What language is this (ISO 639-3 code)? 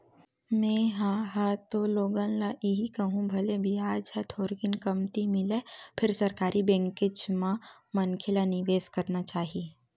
hne